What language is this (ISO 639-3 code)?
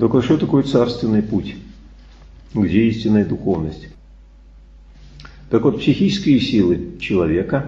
rus